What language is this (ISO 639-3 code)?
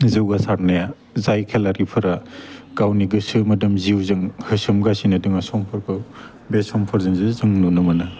brx